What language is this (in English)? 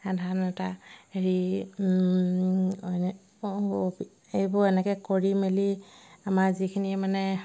Assamese